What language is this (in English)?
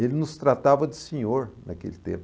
Portuguese